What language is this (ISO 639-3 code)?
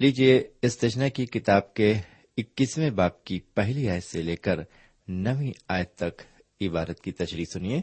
urd